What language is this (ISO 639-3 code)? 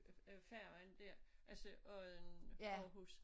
dan